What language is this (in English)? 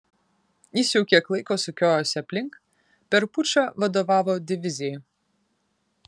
Lithuanian